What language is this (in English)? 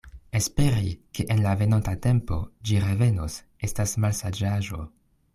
Esperanto